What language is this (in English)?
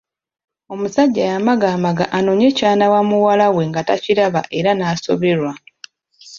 Ganda